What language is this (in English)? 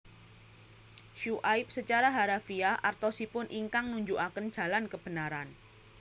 Javanese